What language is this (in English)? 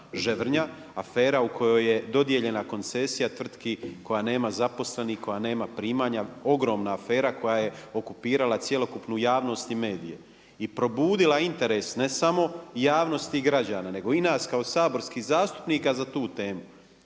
Croatian